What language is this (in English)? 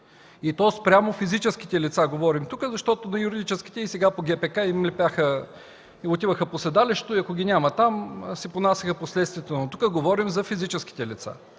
Bulgarian